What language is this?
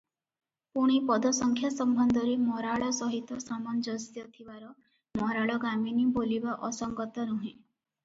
Odia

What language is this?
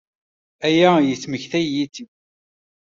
Kabyle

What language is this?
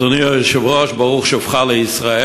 Hebrew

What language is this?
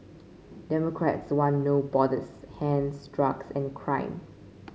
English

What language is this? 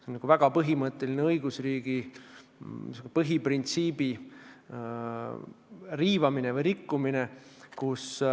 Estonian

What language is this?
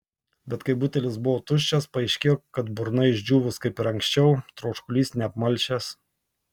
Lithuanian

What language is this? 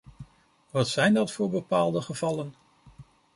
Dutch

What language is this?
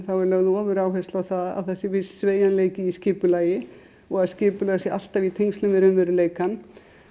Icelandic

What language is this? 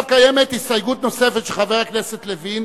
Hebrew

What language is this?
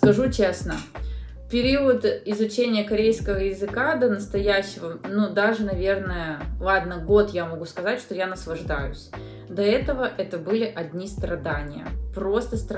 Russian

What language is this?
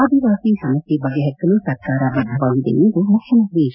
Kannada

